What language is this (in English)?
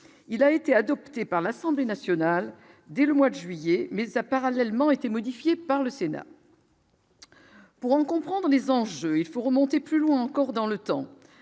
French